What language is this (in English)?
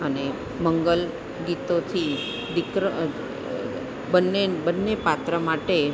Gujarati